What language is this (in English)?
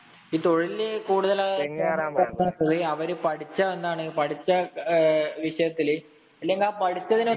Malayalam